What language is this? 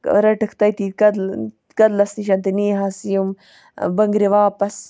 Kashmiri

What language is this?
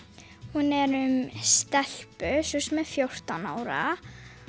Icelandic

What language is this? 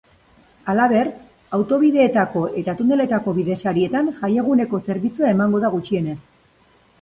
Basque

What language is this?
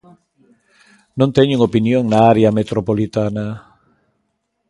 Galician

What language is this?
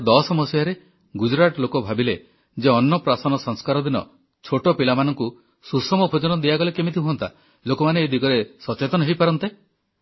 Odia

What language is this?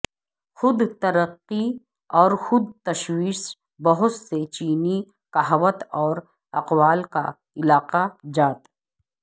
Urdu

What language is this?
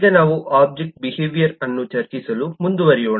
Kannada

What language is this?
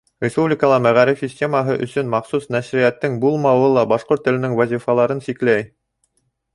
Bashkir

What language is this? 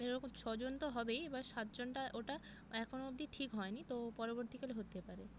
Bangla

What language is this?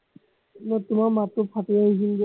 Assamese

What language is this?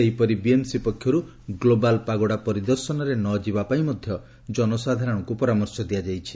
Odia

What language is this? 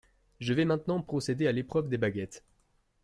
French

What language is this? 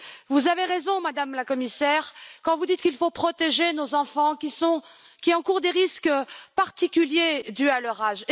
French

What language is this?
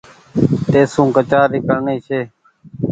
Goaria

